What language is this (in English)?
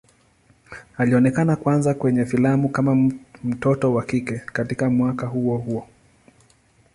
Swahili